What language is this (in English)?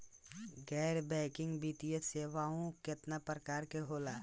Bhojpuri